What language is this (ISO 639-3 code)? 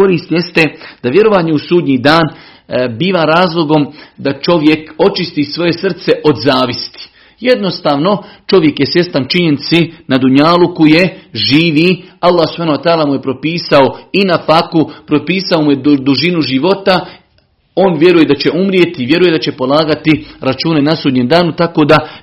hrv